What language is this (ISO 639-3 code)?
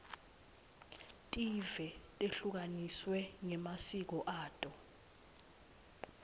ssw